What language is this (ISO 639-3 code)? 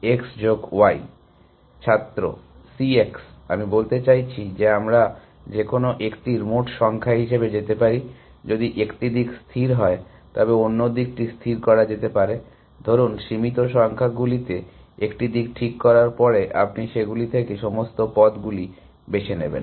ben